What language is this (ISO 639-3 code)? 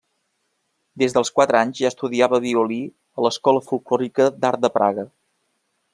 cat